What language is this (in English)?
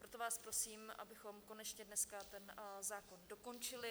Czech